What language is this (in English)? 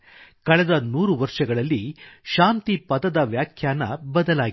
Kannada